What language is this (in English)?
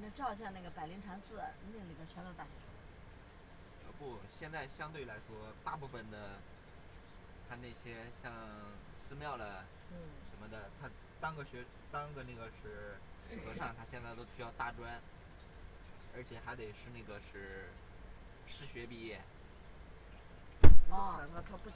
Chinese